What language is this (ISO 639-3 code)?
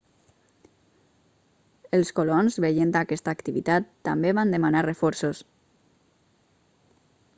cat